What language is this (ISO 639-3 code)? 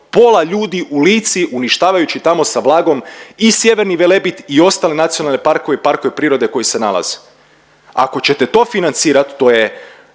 hrv